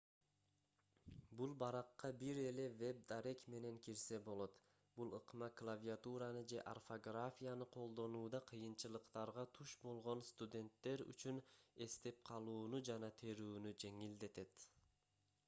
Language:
Kyrgyz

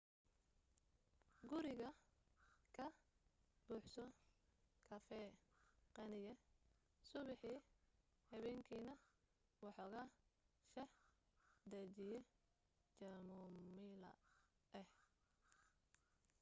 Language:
Somali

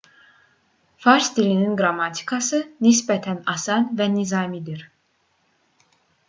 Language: Azerbaijani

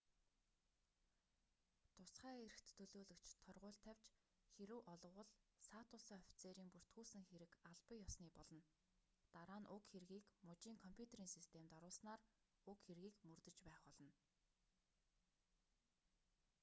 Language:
Mongolian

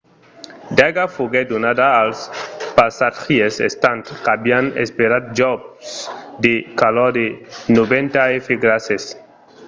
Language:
Occitan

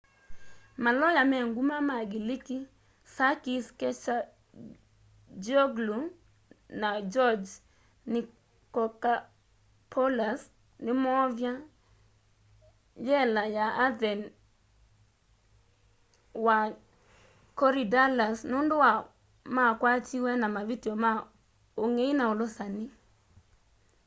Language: Kamba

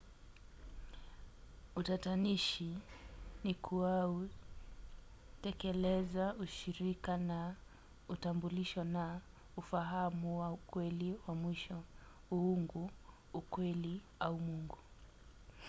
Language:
Swahili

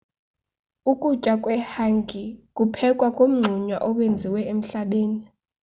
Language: Xhosa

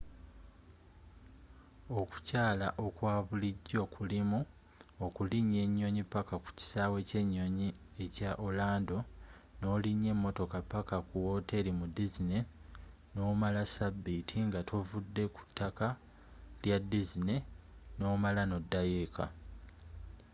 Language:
Ganda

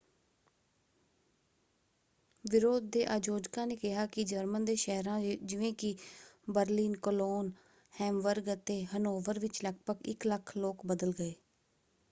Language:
Punjabi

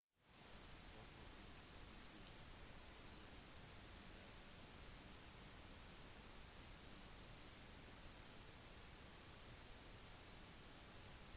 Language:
Norwegian Bokmål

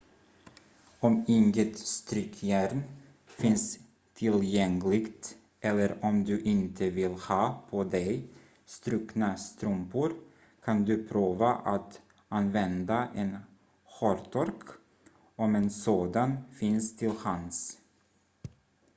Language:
Swedish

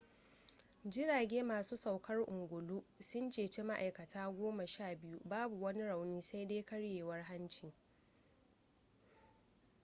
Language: Hausa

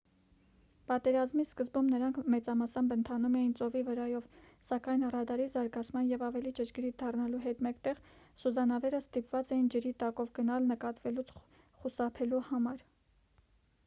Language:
Armenian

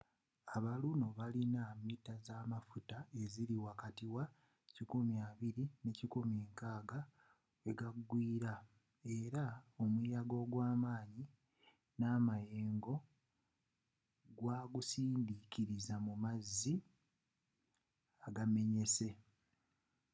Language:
Ganda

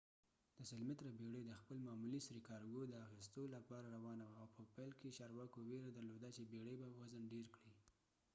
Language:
Pashto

